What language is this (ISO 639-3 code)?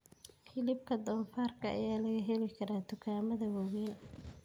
som